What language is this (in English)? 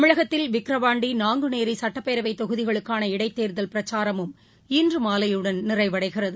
Tamil